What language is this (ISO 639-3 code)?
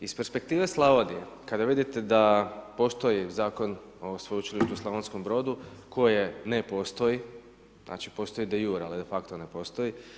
hrv